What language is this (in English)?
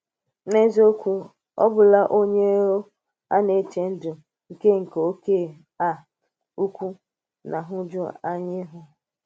Igbo